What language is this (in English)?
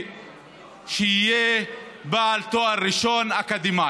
Hebrew